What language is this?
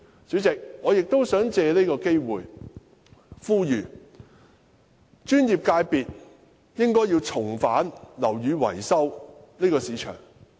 Cantonese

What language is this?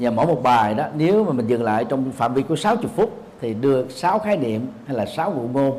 Vietnamese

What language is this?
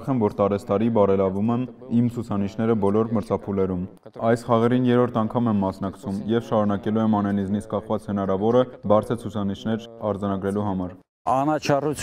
Romanian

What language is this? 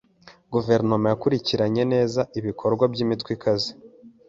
Kinyarwanda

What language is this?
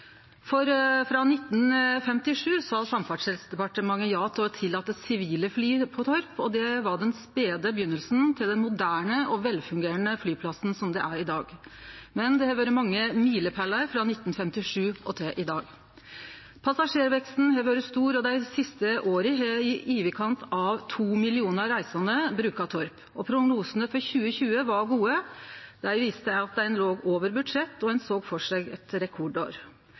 Norwegian Nynorsk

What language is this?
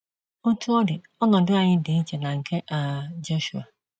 Igbo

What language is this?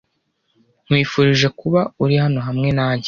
Kinyarwanda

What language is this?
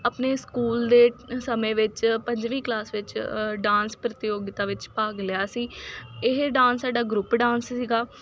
Punjabi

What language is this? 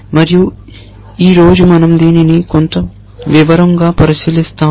Telugu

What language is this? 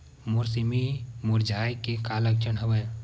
Chhattisgarhi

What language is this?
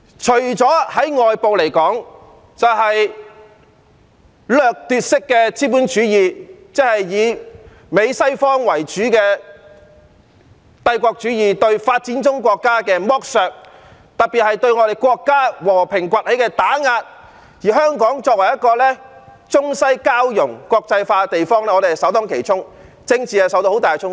Cantonese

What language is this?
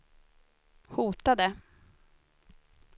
Swedish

